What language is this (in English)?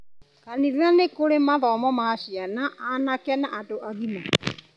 Kikuyu